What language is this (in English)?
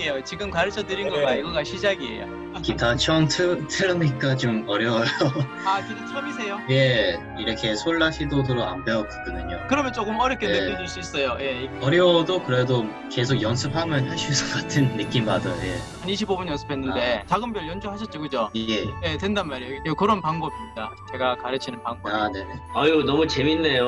Korean